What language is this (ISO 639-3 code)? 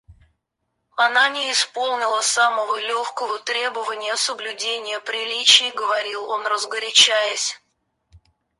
rus